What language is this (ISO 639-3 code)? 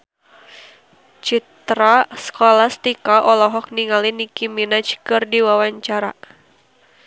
sun